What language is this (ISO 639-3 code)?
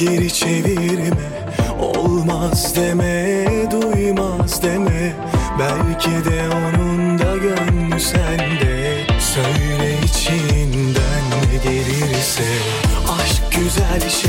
tur